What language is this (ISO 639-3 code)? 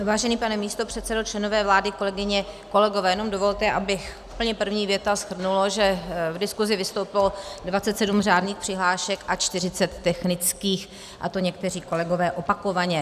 ces